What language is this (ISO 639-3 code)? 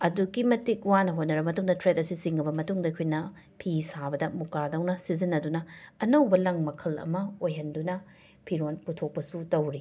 mni